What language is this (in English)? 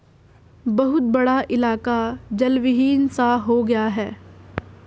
Hindi